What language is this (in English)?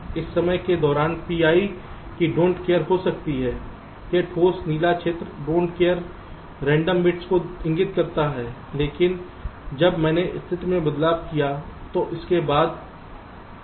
Hindi